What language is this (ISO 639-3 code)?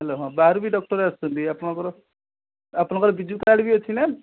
ori